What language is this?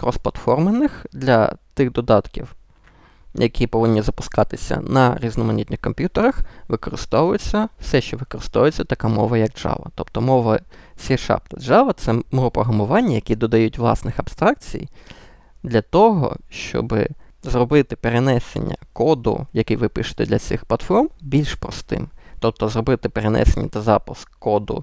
Ukrainian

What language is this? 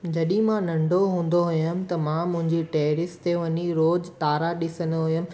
Sindhi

